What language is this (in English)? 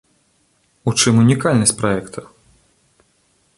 Belarusian